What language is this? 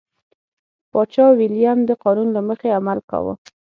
Pashto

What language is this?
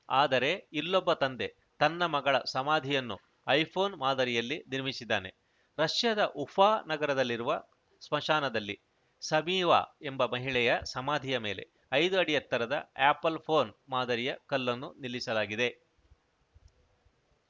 Kannada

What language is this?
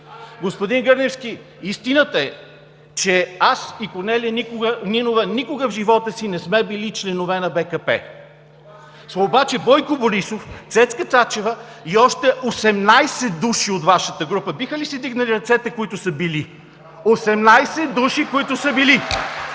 Bulgarian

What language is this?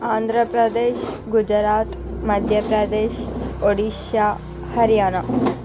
Telugu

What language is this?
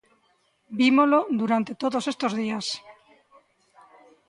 Galician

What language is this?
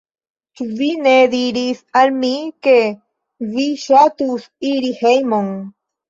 Esperanto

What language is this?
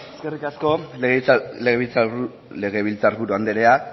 Basque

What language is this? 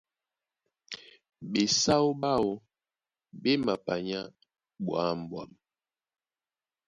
Duala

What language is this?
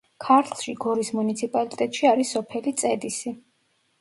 Georgian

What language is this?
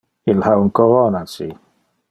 Interlingua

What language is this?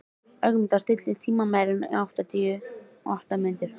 Icelandic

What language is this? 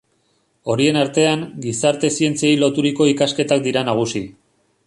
Basque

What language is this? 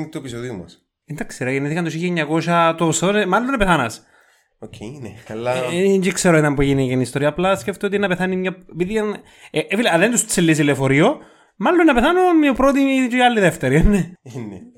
Greek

